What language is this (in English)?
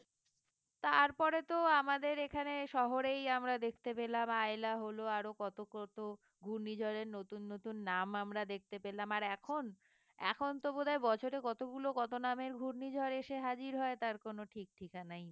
Bangla